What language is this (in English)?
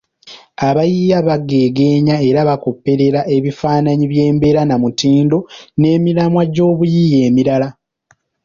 Ganda